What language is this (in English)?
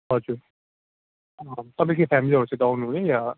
Nepali